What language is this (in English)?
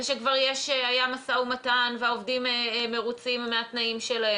Hebrew